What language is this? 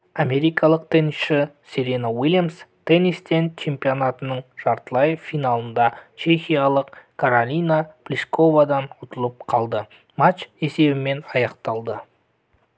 Kazakh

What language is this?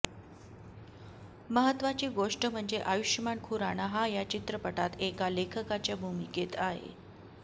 Marathi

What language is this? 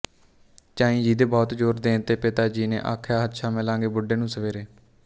Punjabi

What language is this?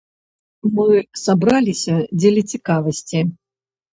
Belarusian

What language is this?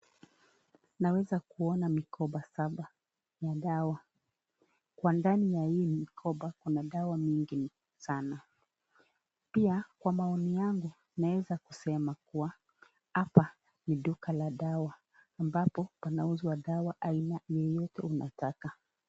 Swahili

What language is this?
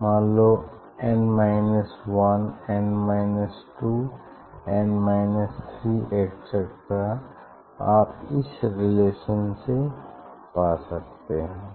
Hindi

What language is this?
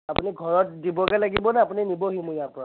Assamese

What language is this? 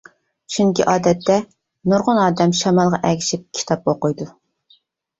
Uyghur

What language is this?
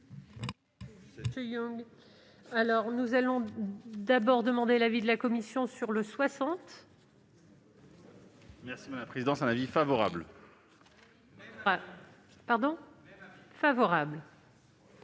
French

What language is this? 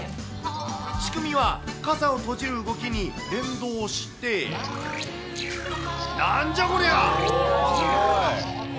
Japanese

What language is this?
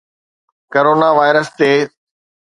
Sindhi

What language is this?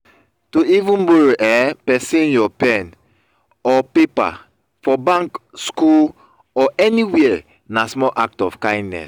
Nigerian Pidgin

